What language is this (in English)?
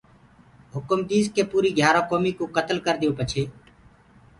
Gurgula